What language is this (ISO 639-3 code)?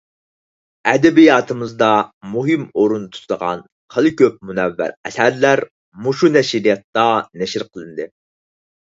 uig